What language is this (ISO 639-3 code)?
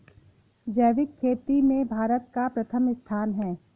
hin